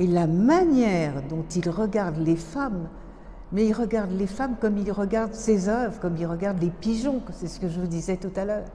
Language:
French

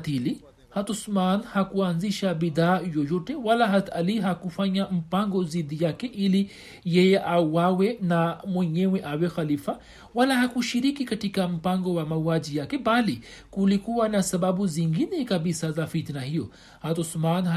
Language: Swahili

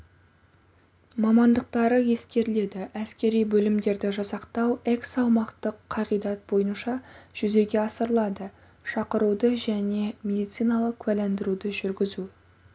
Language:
Kazakh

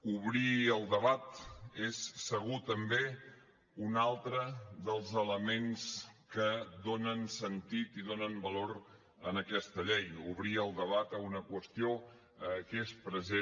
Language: Catalan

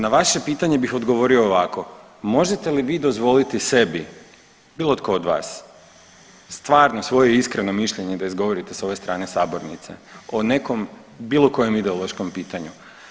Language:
Croatian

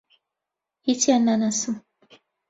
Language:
Central Kurdish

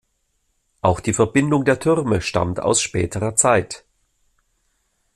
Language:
German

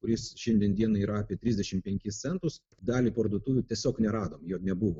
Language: Lithuanian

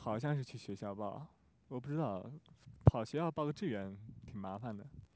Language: Chinese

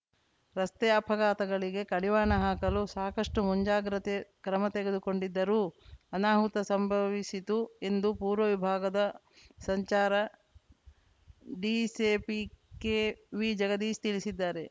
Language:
Kannada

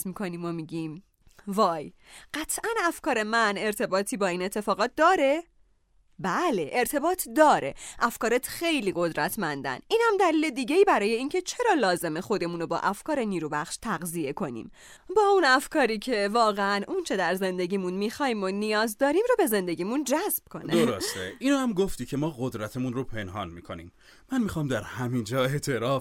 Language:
Persian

